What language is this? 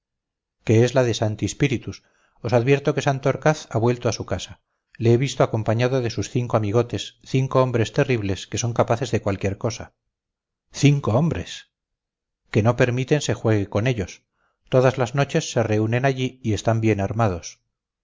Spanish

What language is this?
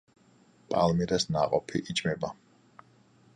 Georgian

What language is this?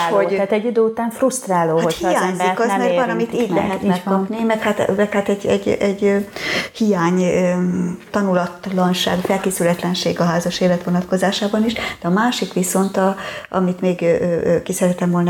Hungarian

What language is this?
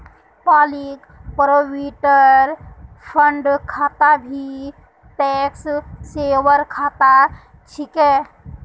Magahi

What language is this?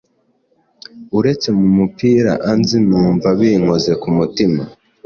Kinyarwanda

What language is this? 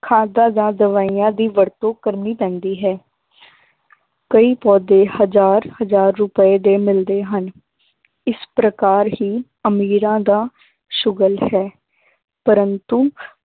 Punjabi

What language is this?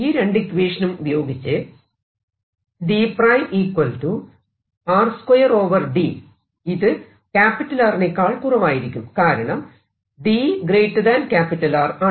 Malayalam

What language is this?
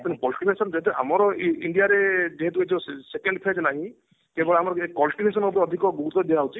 Odia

